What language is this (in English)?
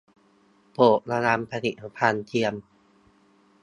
Thai